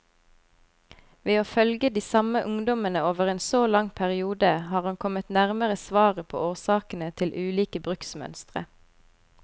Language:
Norwegian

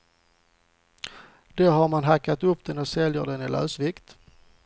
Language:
Swedish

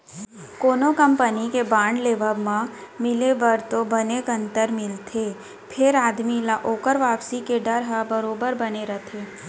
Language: Chhattisgarhi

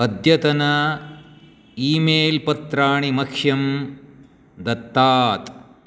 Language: Sanskrit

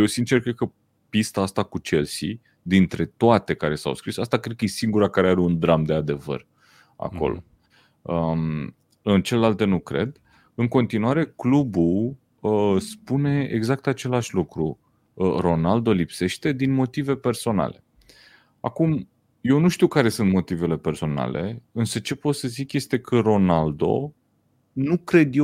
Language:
Romanian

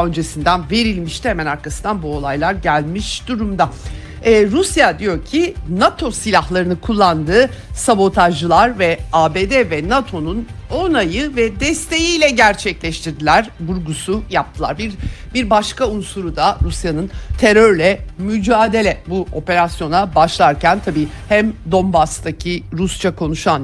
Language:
Turkish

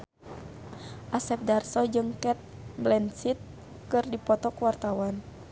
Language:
Sundanese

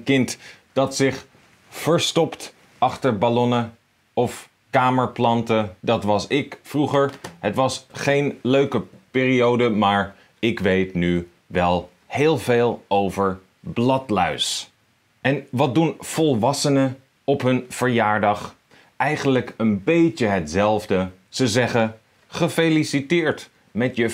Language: Dutch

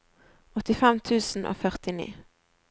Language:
Norwegian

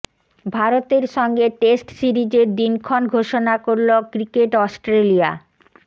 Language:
Bangla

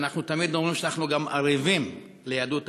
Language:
Hebrew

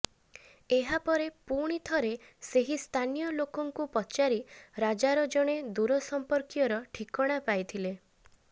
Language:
Odia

